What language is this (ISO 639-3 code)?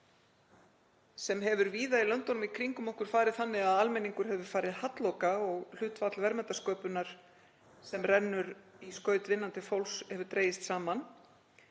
isl